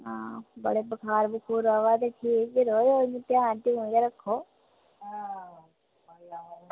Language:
Dogri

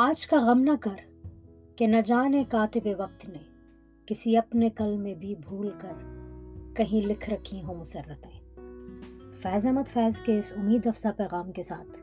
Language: Urdu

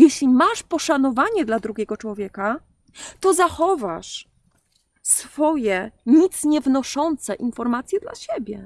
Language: Polish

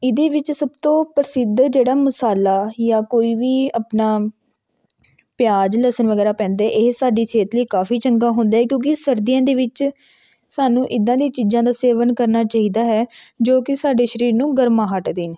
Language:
Punjabi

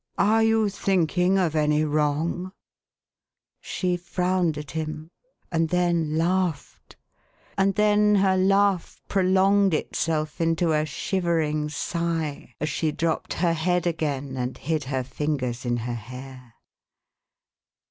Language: English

